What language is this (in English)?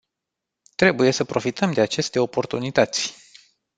Romanian